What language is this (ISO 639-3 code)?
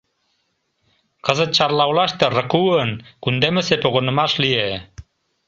chm